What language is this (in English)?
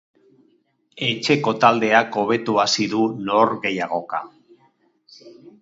Basque